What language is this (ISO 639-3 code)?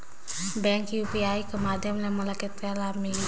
hne